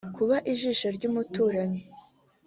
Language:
Kinyarwanda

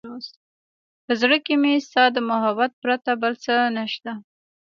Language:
Pashto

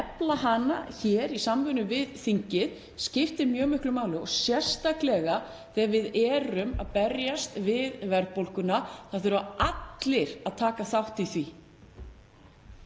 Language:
Icelandic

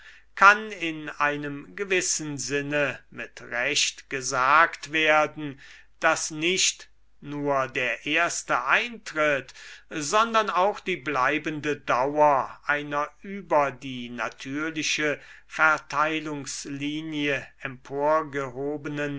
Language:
German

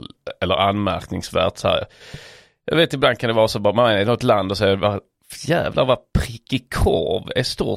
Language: Swedish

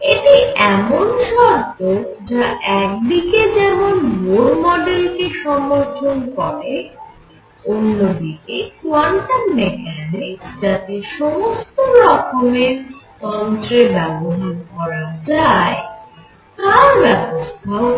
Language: Bangla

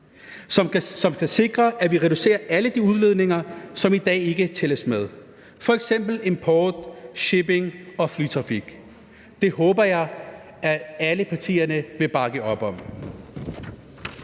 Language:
Danish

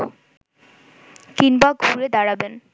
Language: Bangla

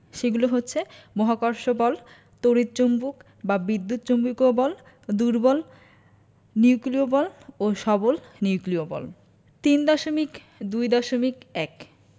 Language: Bangla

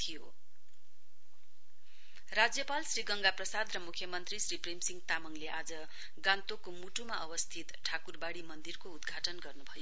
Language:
Nepali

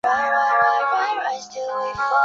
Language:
Chinese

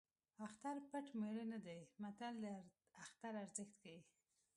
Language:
Pashto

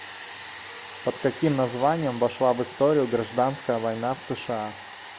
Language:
Russian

